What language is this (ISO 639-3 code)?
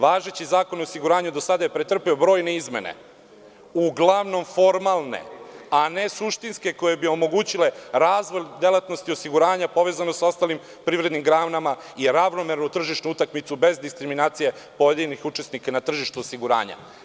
srp